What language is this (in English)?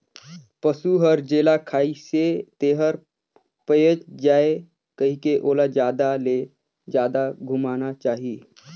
Chhattisgarhi